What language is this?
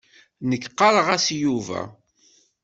Kabyle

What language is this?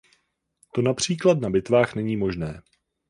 Czech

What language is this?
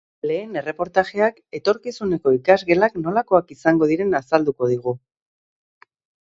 Basque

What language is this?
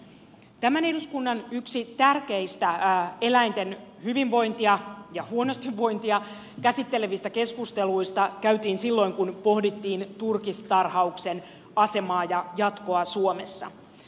Finnish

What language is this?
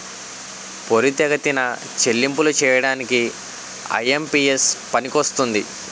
Telugu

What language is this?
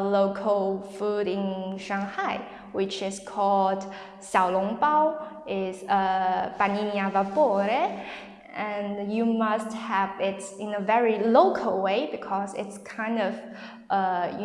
English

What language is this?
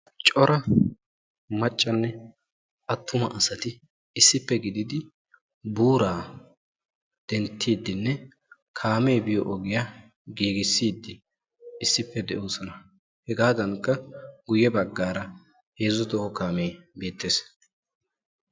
Wolaytta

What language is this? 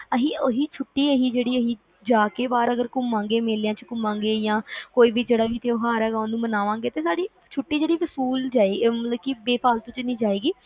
Punjabi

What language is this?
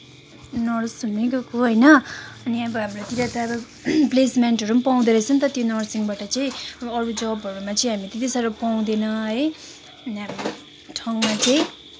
Nepali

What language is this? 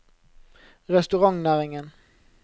Norwegian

